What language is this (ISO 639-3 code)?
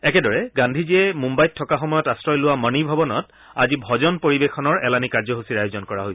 asm